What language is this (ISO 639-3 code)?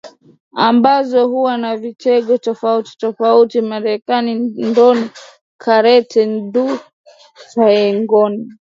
swa